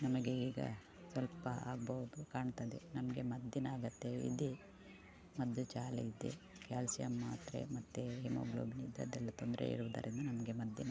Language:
Kannada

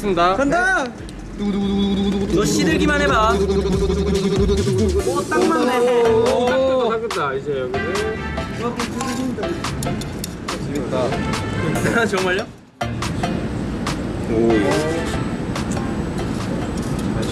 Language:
Korean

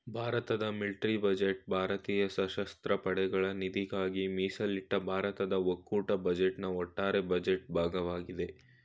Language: Kannada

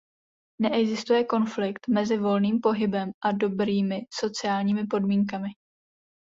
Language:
Czech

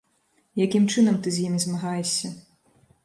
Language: Belarusian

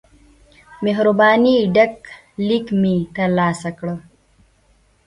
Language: Pashto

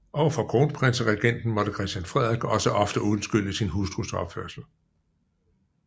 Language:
Danish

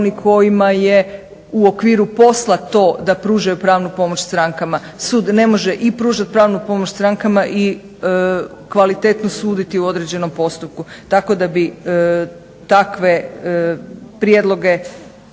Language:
Croatian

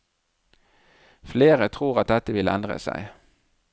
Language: Norwegian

